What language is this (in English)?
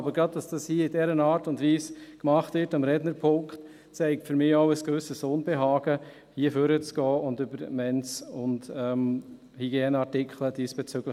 Swiss German